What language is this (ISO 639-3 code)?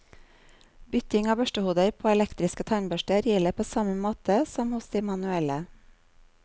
nor